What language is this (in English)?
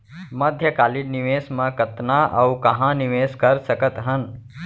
Chhattisgarhi